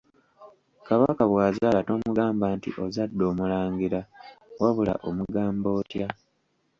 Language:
Ganda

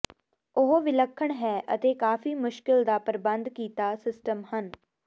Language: Punjabi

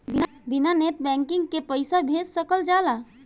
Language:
Bhojpuri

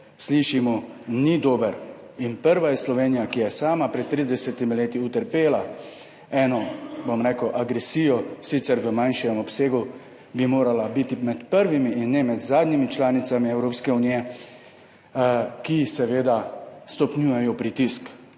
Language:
Slovenian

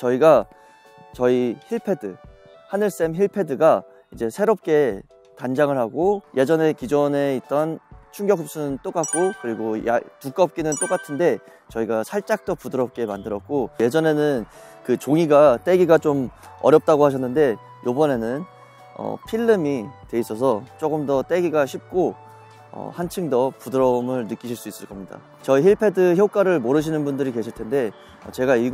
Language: Korean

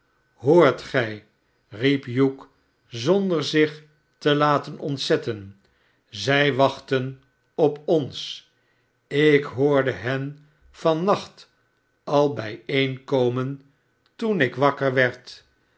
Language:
Dutch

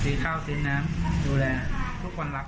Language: Thai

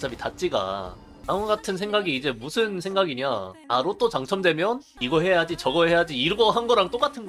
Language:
Korean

